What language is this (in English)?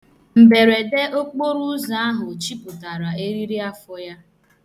Igbo